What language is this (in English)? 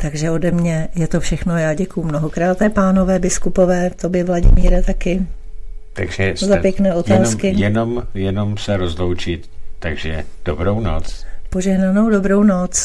Czech